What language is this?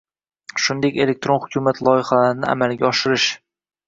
Uzbek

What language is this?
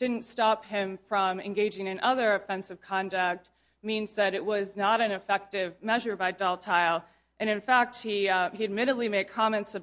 English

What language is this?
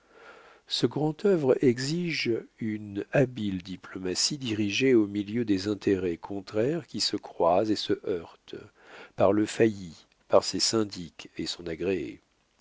French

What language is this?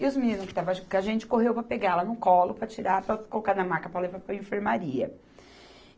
Portuguese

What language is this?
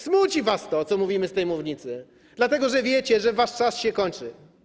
Polish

